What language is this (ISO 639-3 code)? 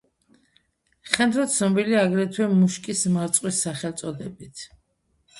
kat